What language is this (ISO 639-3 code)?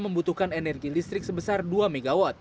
ind